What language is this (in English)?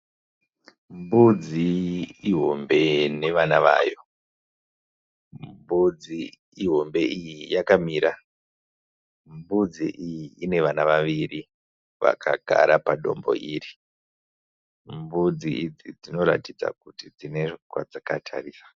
Shona